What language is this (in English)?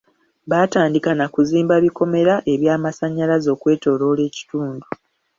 Ganda